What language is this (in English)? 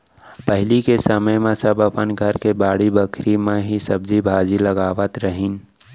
Chhattisgarhi